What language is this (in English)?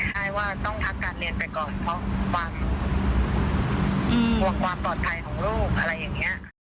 Thai